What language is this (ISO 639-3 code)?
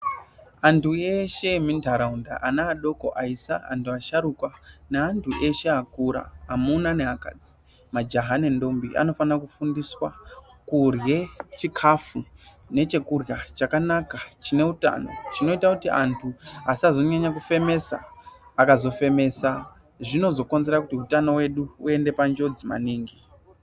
ndc